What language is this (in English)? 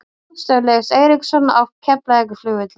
Icelandic